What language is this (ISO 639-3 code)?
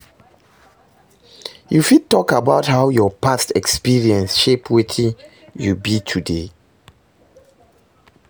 pcm